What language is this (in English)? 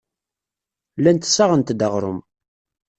Kabyle